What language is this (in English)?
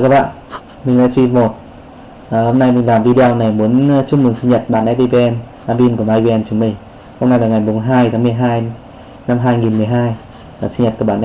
Vietnamese